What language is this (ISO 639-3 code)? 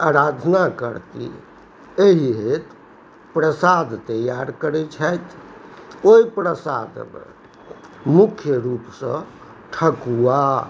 mai